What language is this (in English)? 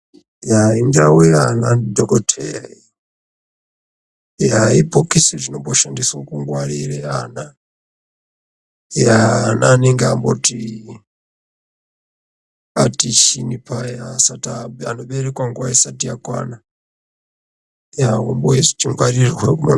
Ndau